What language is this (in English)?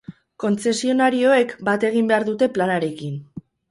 Basque